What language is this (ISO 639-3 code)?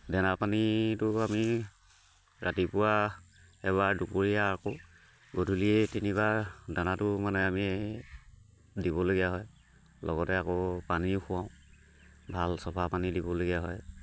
asm